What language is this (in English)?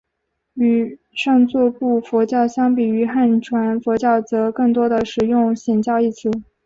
Chinese